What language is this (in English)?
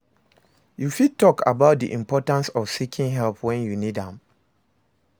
Nigerian Pidgin